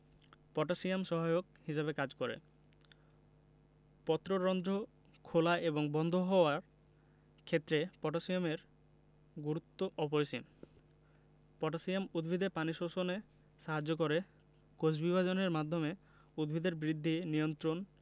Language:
Bangla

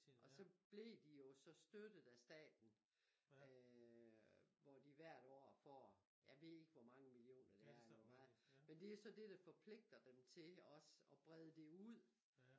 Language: Danish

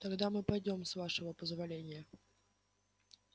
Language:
Russian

